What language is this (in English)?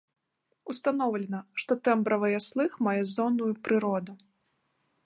Belarusian